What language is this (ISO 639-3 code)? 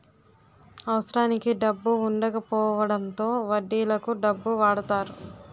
tel